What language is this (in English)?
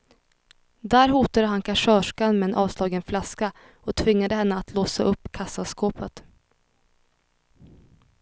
Swedish